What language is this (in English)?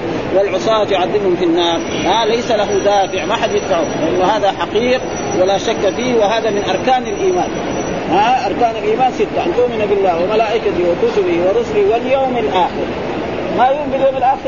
Arabic